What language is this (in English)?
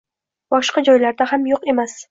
Uzbek